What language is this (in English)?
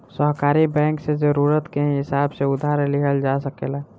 Bhojpuri